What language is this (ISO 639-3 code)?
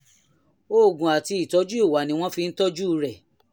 yor